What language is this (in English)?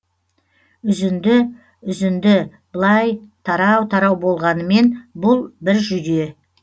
Kazakh